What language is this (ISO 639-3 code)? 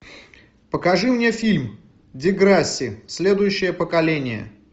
rus